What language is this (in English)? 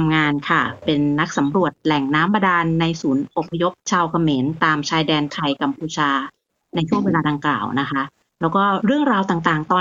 Thai